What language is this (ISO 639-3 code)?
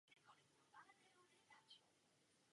ces